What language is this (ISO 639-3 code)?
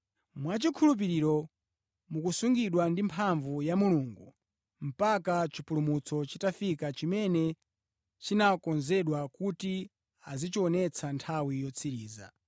nya